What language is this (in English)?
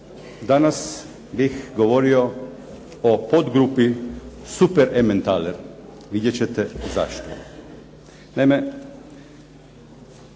Croatian